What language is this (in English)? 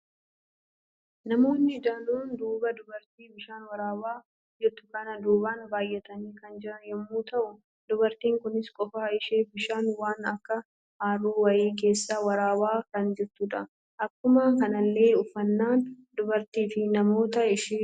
Oromo